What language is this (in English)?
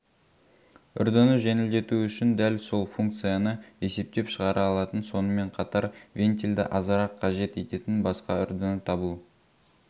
Kazakh